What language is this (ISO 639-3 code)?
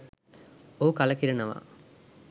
sin